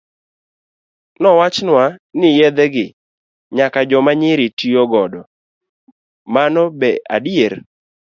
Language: Luo (Kenya and Tanzania)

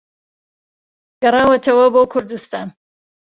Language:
Central Kurdish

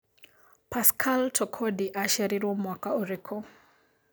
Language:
Kikuyu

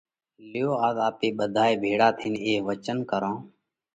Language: Parkari Koli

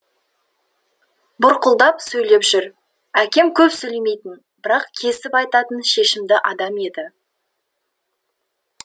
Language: Kazakh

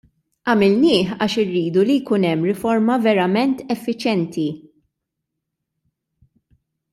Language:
Maltese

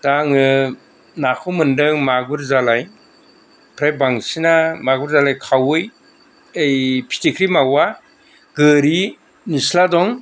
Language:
Bodo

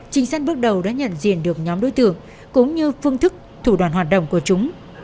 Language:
Vietnamese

